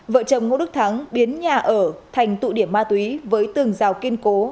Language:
Vietnamese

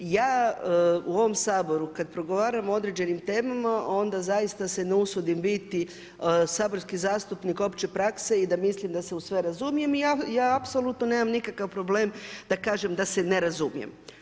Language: Croatian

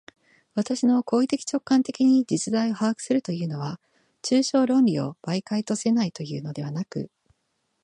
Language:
Japanese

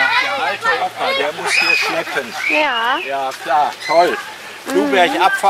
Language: German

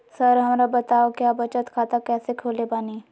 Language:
Magahi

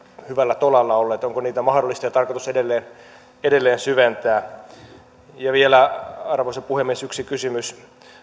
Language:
Finnish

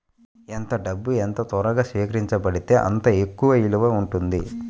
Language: Telugu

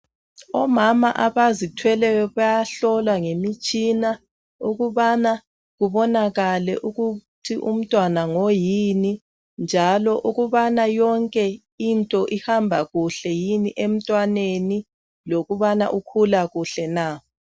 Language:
North Ndebele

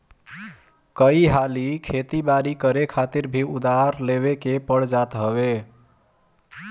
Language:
Bhojpuri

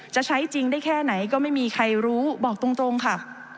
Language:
Thai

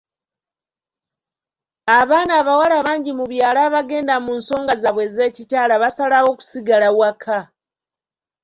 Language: Ganda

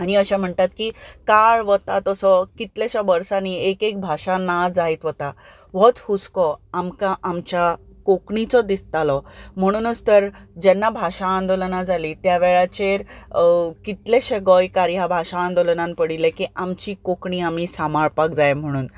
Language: Konkani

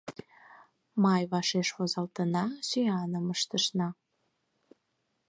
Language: Mari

